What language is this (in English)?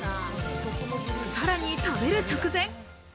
Japanese